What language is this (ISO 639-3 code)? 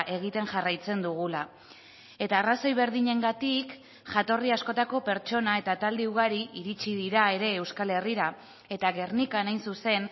eus